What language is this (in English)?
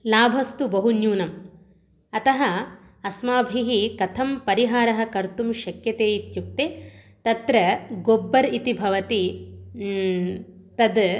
Sanskrit